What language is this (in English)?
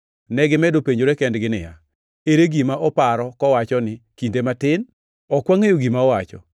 Luo (Kenya and Tanzania)